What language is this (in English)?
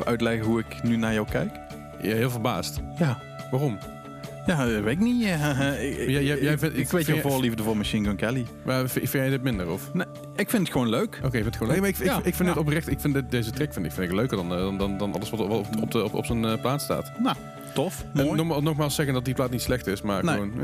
Dutch